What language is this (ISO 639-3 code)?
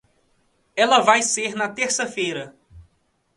por